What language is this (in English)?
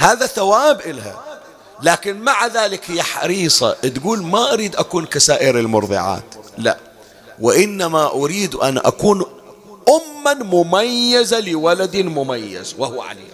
Arabic